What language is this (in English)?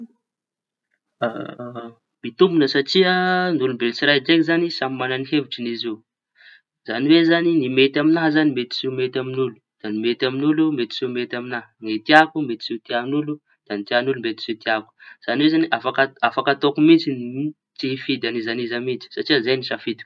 Tanosy Malagasy